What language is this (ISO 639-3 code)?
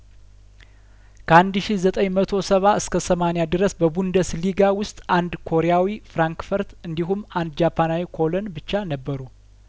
amh